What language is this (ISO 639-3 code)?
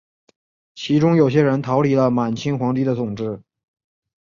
zho